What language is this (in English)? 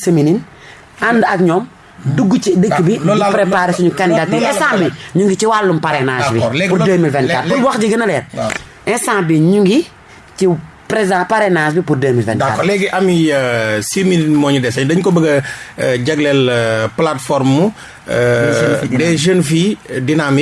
French